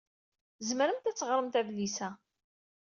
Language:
Kabyle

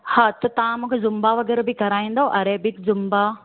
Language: Sindhi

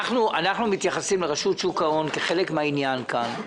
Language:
Hebrew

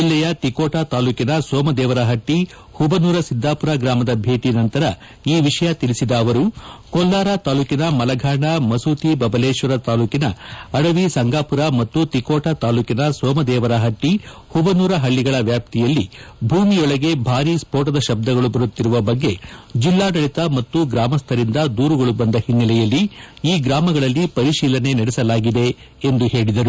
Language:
Kannada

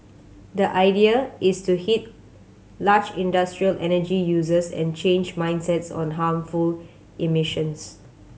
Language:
English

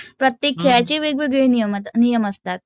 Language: Marathi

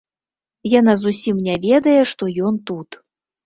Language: Belarusian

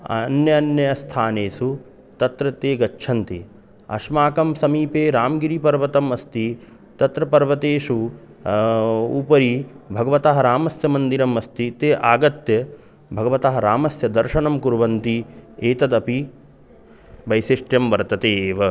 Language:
Sanskrit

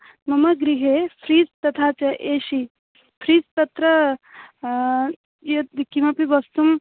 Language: Sanskrit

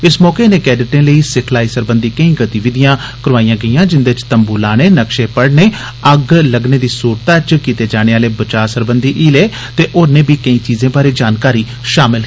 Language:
Dogri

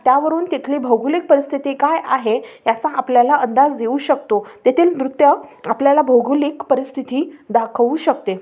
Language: Marathi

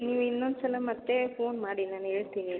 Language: Kannada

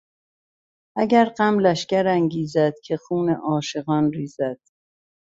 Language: Persian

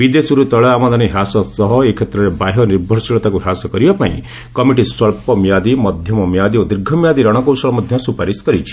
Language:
Odia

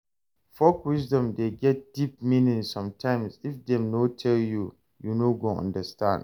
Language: Nigerian Pidgin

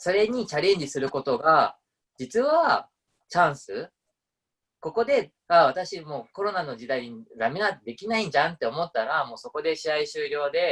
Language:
Japanese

